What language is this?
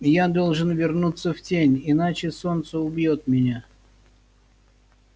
Russian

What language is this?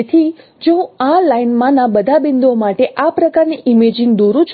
Gujarati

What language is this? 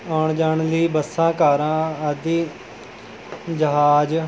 Punjabi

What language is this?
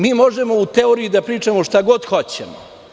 Serbian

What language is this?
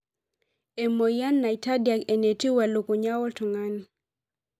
Masai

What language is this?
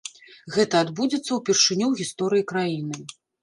Belarusian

